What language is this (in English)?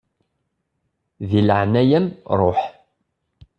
Kabyle